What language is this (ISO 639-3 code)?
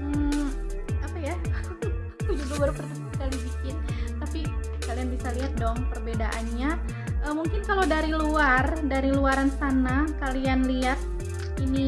ind